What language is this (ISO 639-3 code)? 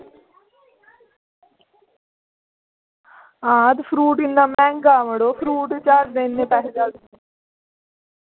doi